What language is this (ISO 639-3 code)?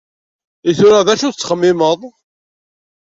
kab